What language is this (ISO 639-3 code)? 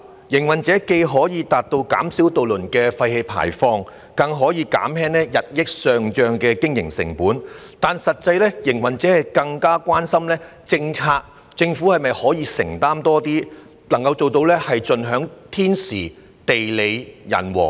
yue